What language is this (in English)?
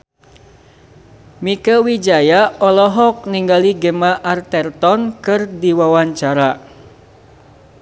Sundanese